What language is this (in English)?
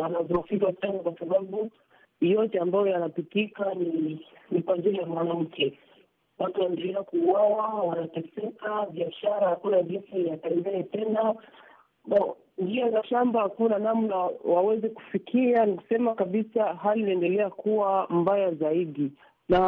Swahili